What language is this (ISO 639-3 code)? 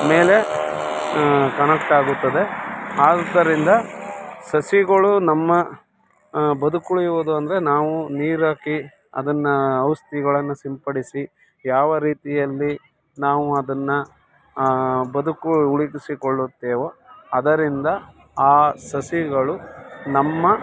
kan